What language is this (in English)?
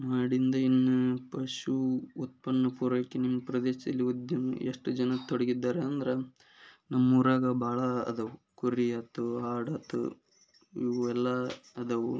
Kannada